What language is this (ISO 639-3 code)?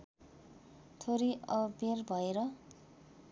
nep